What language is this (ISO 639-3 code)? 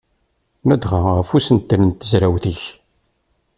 kab